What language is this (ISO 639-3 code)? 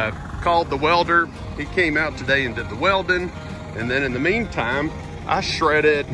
eng